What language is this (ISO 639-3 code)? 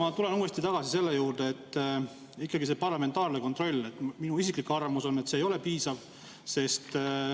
est